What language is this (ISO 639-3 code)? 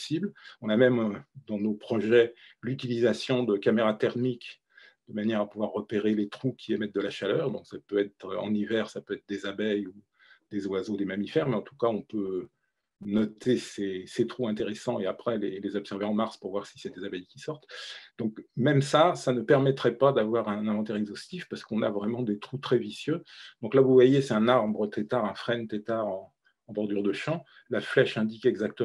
fra